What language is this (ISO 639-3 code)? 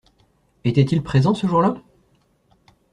fra